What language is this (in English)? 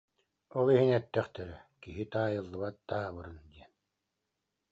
Yakut